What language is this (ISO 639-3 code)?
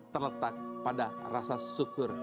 ind